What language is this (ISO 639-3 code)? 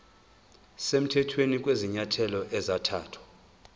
zul